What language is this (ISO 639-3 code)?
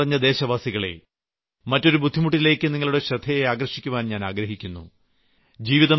mal